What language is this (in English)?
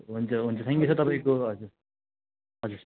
Nepali